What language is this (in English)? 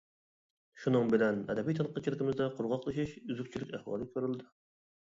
Uyghur